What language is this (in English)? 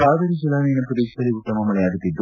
Kannada